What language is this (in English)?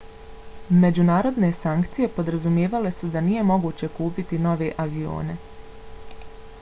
Bosnian